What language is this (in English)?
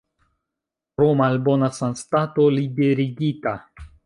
Esperanto